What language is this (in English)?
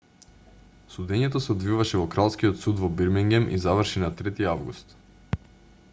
Macedonian